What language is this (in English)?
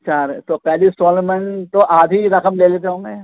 Urdu